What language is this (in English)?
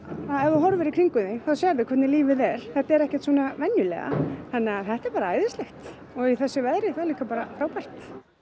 Icelandic